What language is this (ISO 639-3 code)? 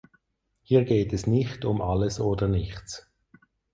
deu